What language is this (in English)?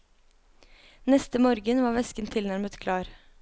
Norwegian